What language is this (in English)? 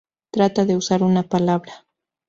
Spanish